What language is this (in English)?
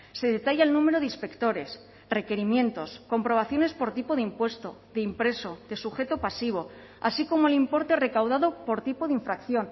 Spanish